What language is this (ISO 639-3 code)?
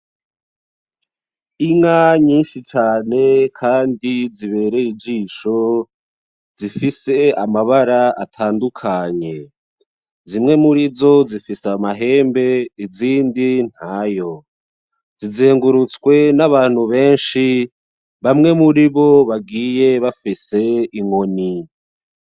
run